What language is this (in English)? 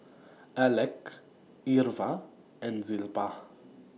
English